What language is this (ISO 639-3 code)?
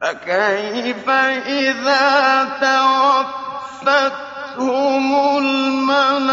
ara